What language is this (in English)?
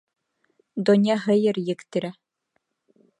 Bashkir